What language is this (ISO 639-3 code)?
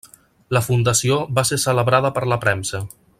cat